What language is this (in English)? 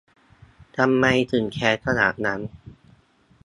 Thai